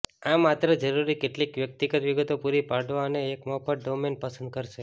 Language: Gujarati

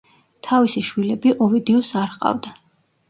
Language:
Georgian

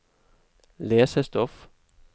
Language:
Norwegian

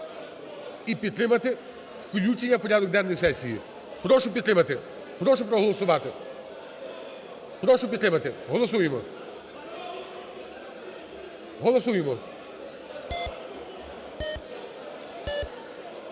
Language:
Ukrainian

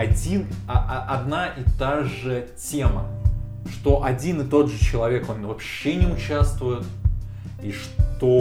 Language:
Russian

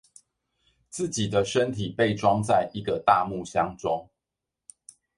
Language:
Chinese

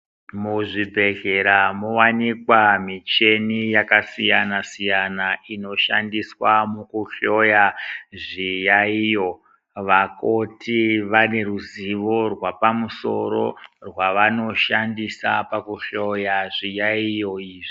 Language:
Ndau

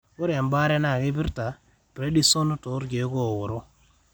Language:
Masai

